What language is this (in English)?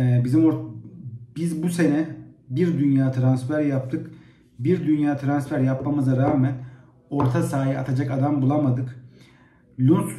Turkish